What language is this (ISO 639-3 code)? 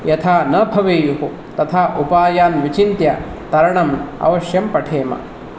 san